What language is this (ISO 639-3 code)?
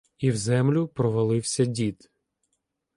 ukr